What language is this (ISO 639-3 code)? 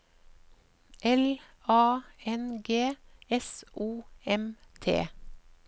nor